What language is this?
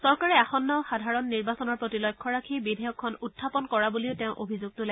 Assamese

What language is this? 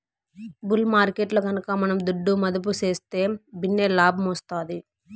Telugu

